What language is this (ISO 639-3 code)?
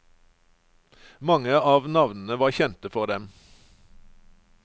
nor